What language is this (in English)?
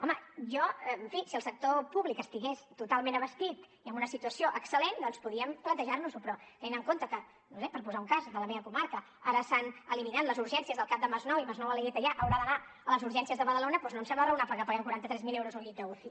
Catalan